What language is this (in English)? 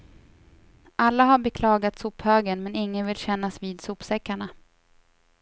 Swedish